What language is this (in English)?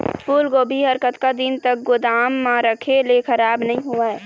Chhattisgarhi